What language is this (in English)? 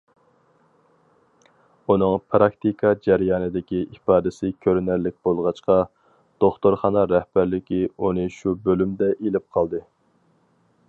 Uyghur